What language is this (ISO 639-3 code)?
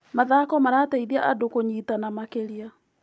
kik